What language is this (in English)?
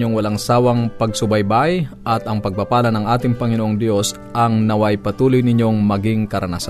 Filipino